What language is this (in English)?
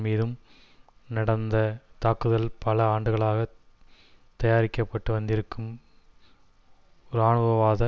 Tamil